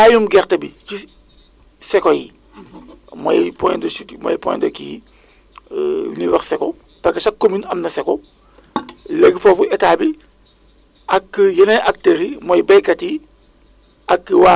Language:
Wolof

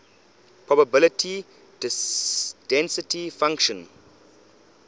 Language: English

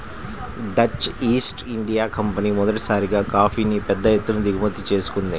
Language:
Telugu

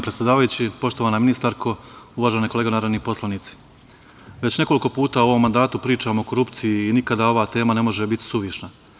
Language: Serbian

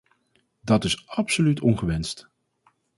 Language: Dutch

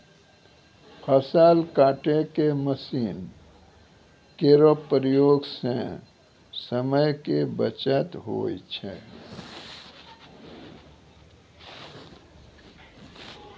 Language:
Maithili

